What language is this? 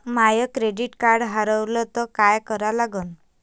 Marathi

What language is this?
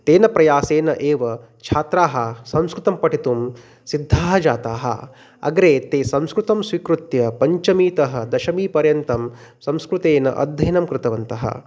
Sanskrit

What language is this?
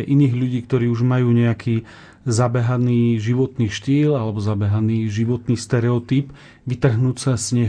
Slovak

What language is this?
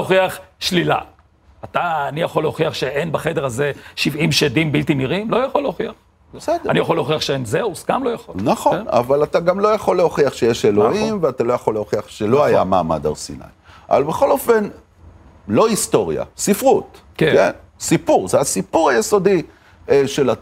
Hebrew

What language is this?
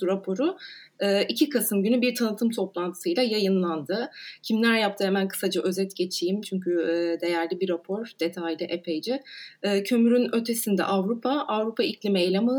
Turkish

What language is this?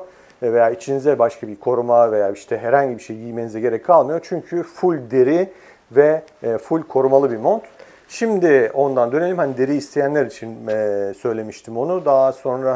Turkish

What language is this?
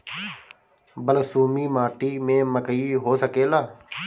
Bhojpuri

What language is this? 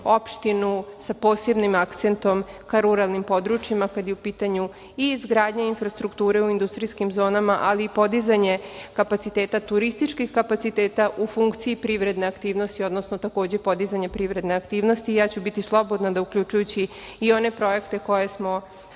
Serbian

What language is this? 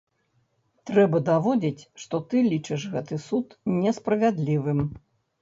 Belarusian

